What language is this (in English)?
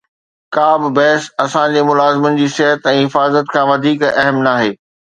Sindhi